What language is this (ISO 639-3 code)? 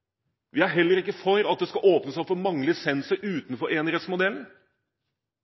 nob